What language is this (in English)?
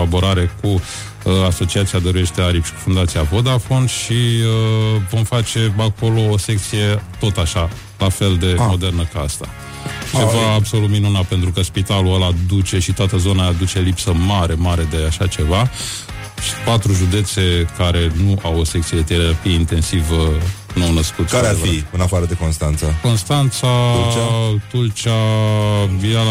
Romanian